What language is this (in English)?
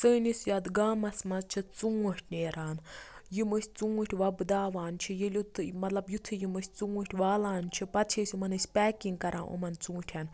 Kashmiri